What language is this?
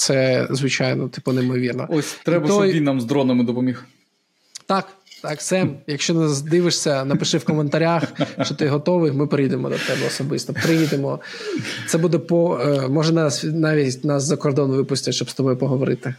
Ukrainian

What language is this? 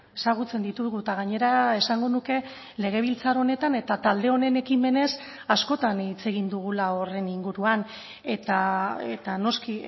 Basque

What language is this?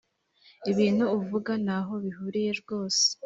Kinyarwanda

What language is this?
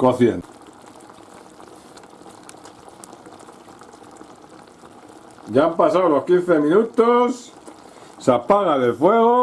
Spanish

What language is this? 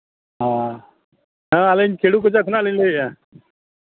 Santali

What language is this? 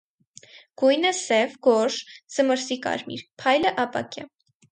Armenian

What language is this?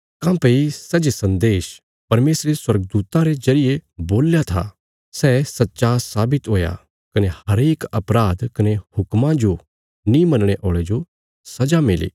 Bilaspuri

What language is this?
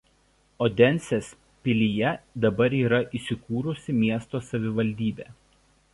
Lithuanian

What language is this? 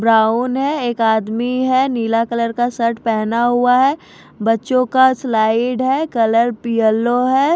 Hindi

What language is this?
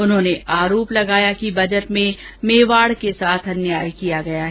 Hindi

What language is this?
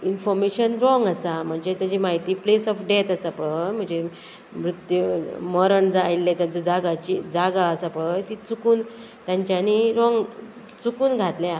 Konkani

